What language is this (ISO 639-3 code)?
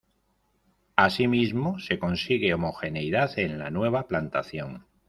spa